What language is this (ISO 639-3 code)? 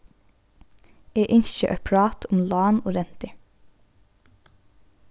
fao